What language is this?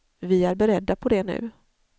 Swedish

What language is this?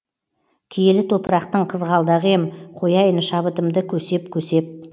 Kazakh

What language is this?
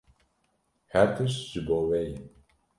Kurdish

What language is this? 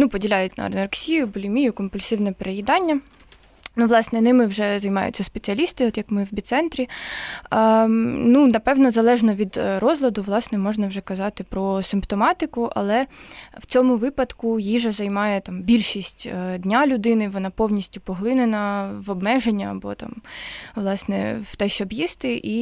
Ukrainian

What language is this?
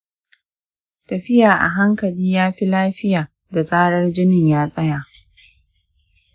Hausa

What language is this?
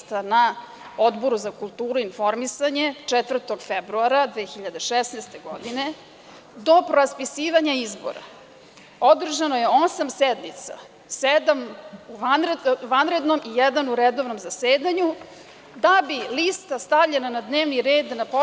Serbian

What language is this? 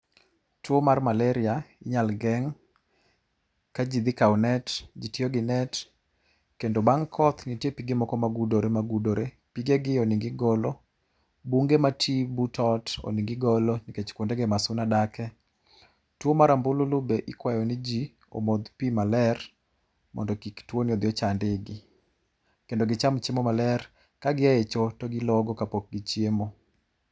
Luo (Kenya and Tanzania)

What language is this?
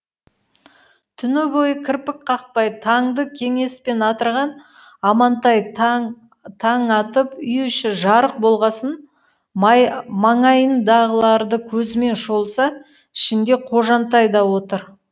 Kazakh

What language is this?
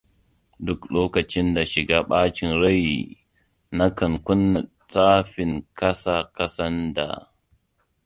Hausa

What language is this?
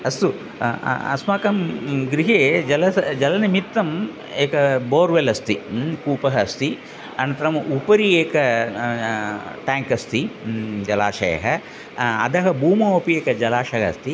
Sanskrit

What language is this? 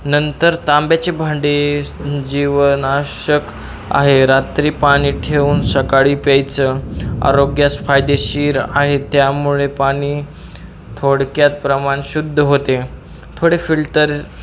Marathi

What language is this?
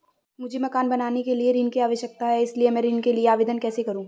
Hindi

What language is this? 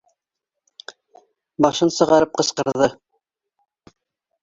Bashkir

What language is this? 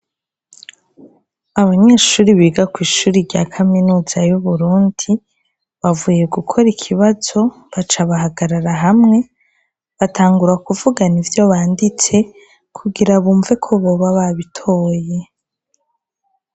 Rundi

